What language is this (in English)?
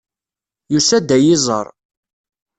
Kabyle